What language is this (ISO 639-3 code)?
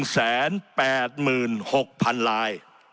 tha